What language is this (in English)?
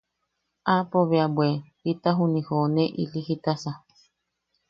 Yaqui